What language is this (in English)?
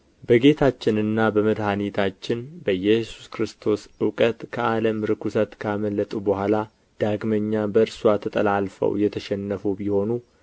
Amharic